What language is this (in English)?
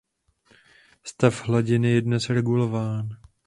Czech